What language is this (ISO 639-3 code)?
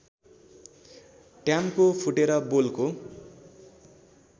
nep